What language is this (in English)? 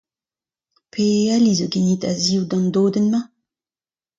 Breton